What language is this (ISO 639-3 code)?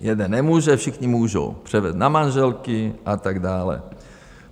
ces